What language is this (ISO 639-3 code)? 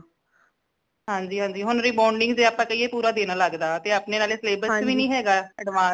pan